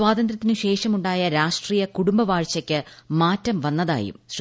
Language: Malayalam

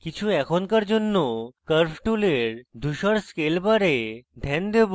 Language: Bangla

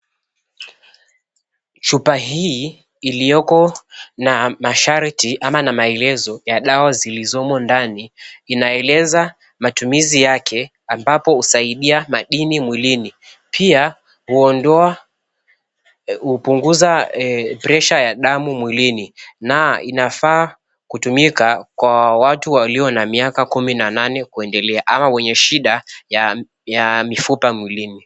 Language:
Swahili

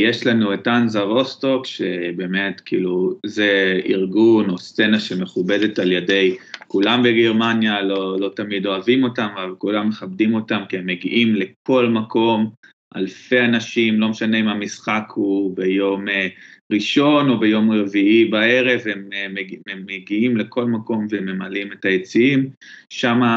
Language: Hebrew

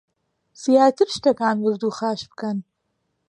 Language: Central Kurdish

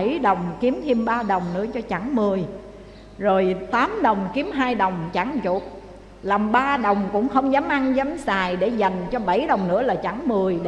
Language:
Vietnamese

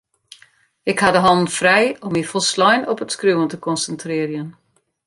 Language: Western Frisian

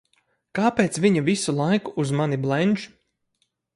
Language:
Latvian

